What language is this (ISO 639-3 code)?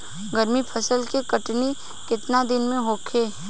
bho